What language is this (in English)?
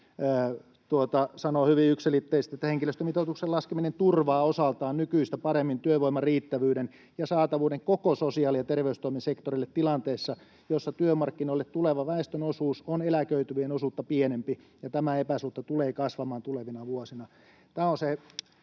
Finnish